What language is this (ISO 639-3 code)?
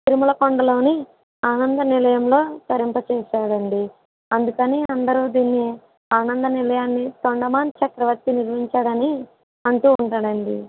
tel